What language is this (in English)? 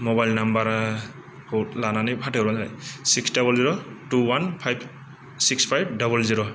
Bodo